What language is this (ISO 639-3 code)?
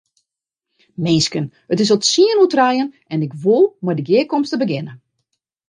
fry